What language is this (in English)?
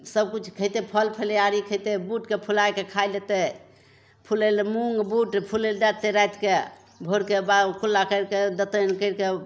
Maithili